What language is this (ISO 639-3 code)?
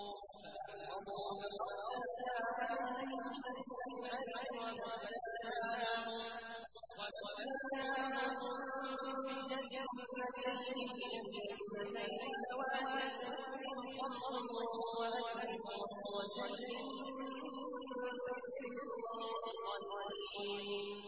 ara